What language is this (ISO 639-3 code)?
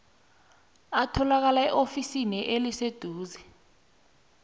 nbl